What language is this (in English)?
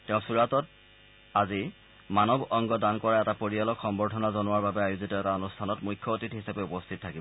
Assamese